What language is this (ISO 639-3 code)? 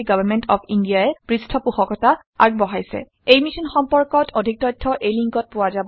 asm